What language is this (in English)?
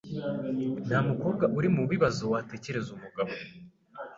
Kinyarwanda